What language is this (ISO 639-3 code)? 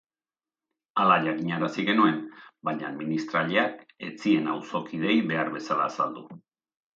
eus